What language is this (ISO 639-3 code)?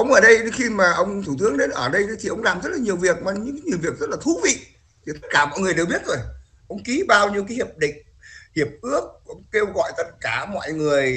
vie